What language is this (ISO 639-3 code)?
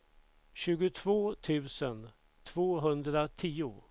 swe